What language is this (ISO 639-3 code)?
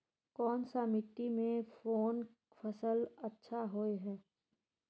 mag